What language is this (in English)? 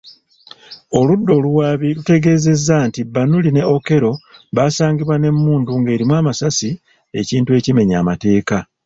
Ganda